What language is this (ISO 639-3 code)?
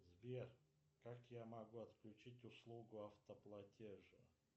rus